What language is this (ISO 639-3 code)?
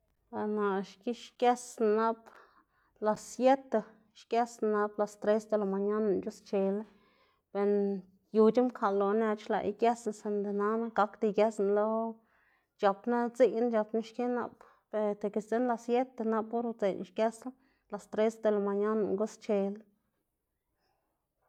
ztg